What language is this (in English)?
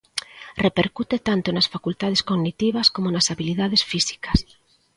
Galician